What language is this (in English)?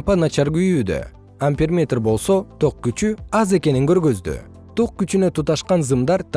Kyrgyz